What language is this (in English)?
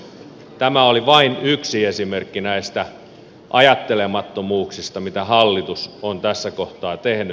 Finnish